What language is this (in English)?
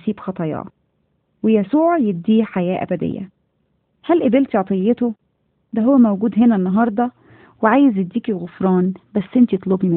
Arabic